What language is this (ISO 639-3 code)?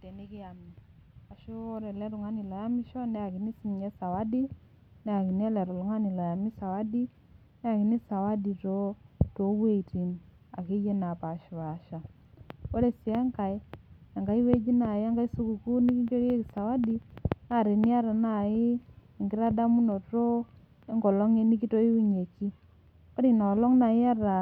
mas